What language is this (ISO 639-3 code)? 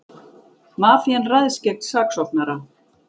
isl